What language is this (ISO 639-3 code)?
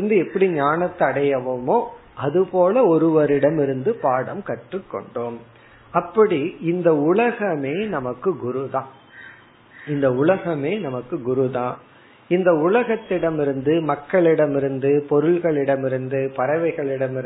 tam